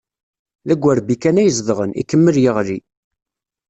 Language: Kabyle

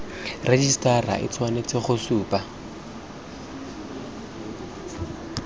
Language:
Tswana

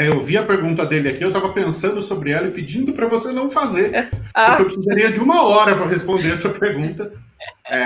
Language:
Portuguese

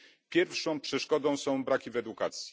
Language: Polish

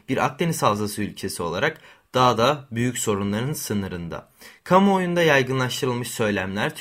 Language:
Turkish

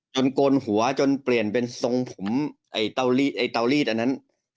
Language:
Thai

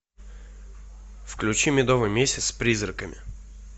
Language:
Russian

